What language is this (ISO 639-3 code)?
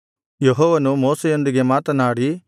kan